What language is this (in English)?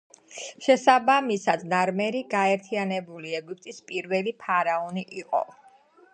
Georgian